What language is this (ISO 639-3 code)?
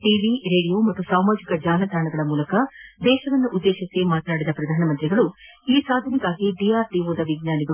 kan